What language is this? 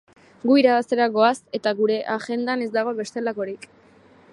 Basque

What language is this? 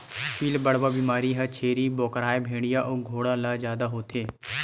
Chhattisgarhi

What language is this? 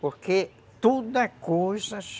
Portuguese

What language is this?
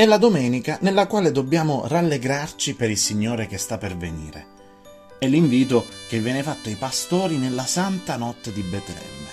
Italian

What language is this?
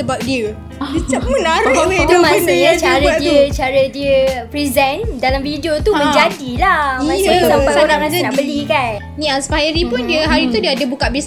Malay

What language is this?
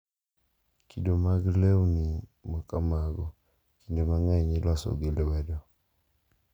Luo (Kenya and Tanzania)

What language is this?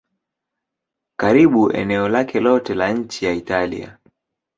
Swahili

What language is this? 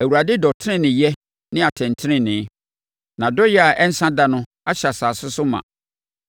Akan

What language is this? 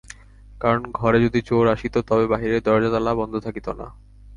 Bangla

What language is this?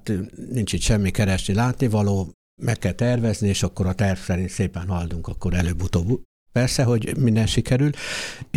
Hungarian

